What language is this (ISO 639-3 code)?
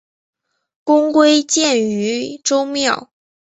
zho